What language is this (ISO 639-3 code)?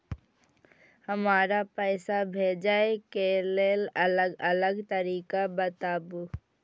mai